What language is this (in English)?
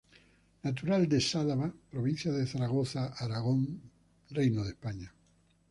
Spanish